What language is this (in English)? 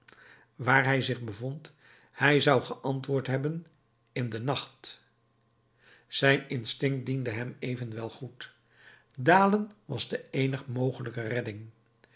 Dutch